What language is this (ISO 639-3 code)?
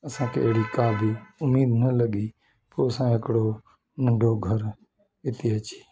snd